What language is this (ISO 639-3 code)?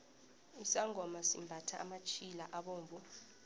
nbl